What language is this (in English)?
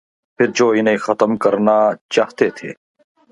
Urdu